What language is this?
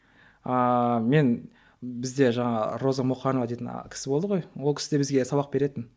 Kazakh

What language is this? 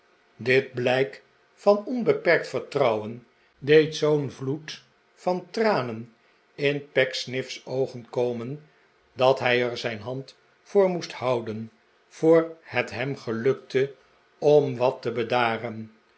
Dutch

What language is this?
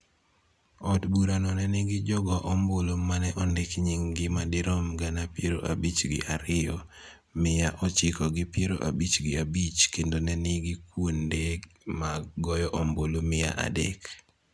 Luo (Kenya and Tanzania)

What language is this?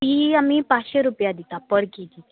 Konkani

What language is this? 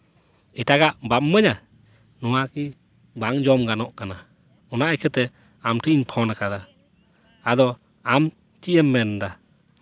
Santali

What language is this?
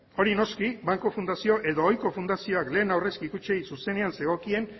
Basque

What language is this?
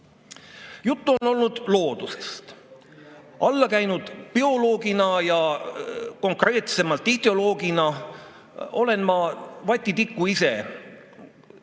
Estonian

